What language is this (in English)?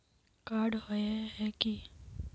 Magahi